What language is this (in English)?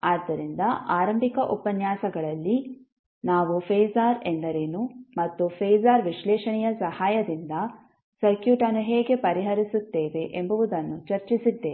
Kannada